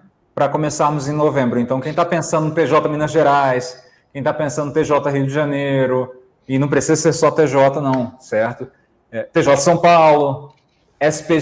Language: Portuguese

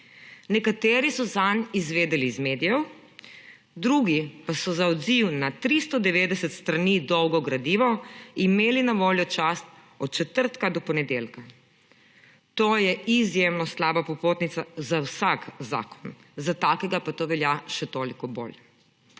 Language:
Slovenian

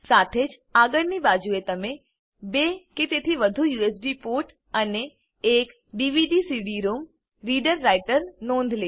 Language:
Gujarati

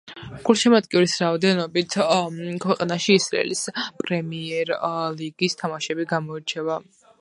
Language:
Georgian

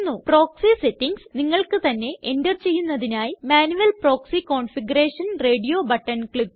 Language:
Malayalam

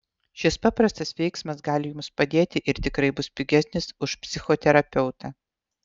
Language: Lithuanian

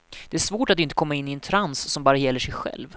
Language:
Swedish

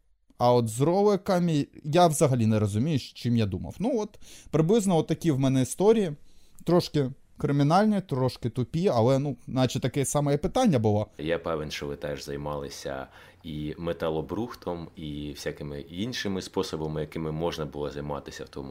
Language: Ukrainian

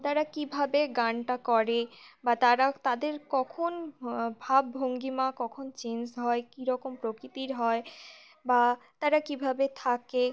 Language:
Bangla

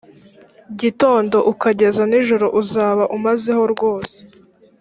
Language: Kinyarwanda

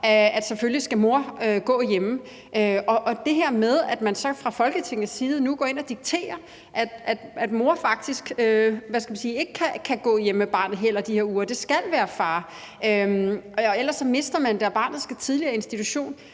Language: Danish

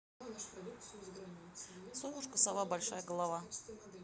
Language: Russian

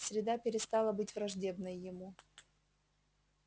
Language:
Russian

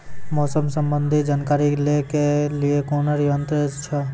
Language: Maithili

